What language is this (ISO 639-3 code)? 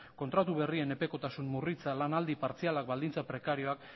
eus